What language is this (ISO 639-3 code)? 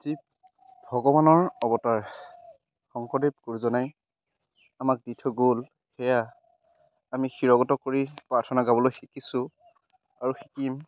asm